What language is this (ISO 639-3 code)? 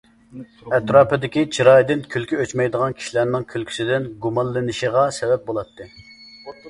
uig